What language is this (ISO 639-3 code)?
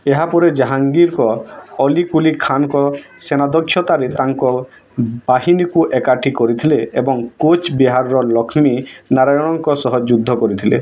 ori